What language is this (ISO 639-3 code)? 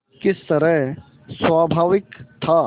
hin